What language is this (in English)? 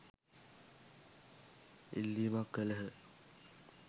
Sinhala